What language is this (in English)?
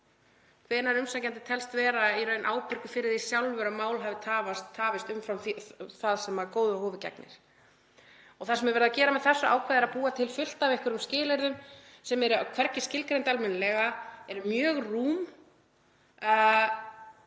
Icelandic